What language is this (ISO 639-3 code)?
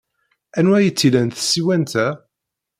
kab